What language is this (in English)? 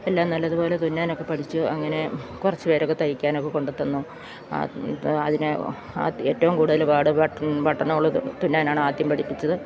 Malayalam